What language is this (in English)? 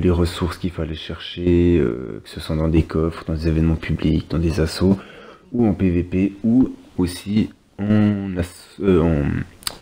French